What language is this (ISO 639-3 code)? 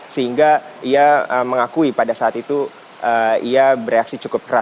ind